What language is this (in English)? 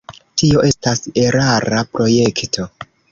Esperanto